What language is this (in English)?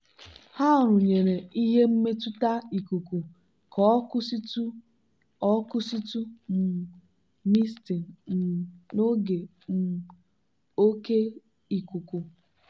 Igbo